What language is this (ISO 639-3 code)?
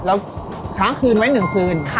tha